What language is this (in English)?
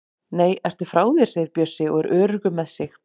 Icelandic